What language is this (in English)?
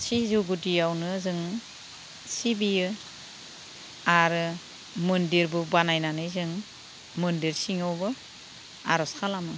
Bodo